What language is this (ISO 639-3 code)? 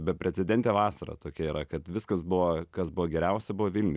lit